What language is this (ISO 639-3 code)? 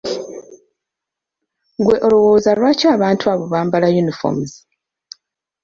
lug